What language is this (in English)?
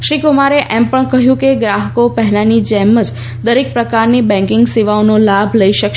Gujarati